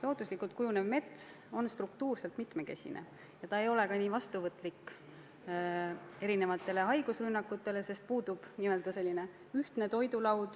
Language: Estonian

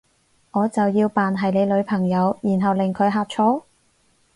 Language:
Cantonese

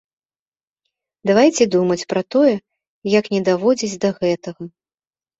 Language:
Belarusian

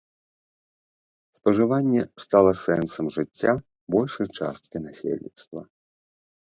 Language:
Belarusian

